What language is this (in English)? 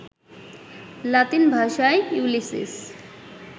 Bangla